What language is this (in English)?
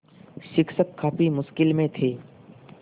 Hindi